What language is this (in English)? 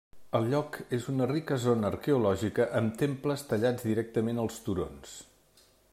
Catalan